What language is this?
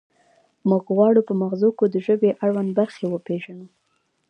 Pashto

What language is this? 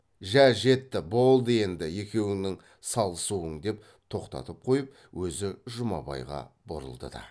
Kazakh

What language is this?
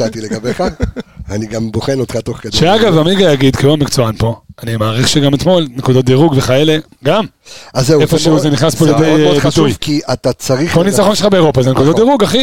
Hebrew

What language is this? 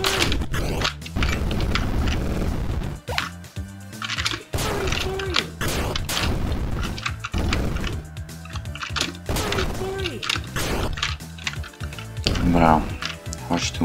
Polish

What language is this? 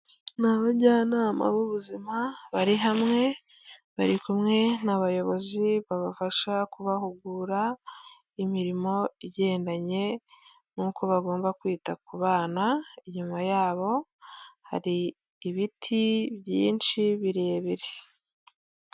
Kinyarwanda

